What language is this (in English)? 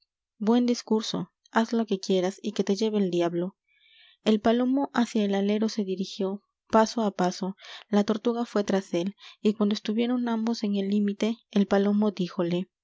Spanish